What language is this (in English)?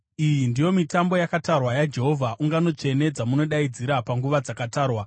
Shona